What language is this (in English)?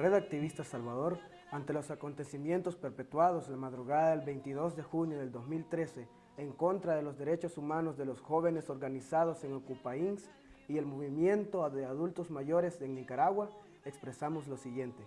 Spanish